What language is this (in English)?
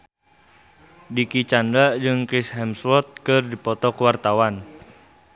Sundanese